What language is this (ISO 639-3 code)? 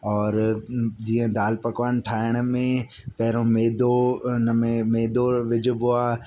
snd